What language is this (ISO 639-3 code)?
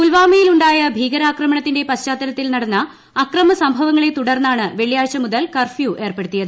mal